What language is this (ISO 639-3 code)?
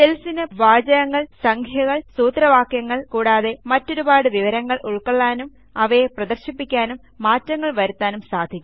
mal